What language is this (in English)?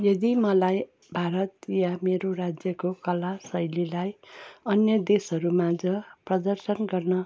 Nepali